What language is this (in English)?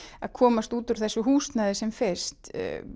Icelandic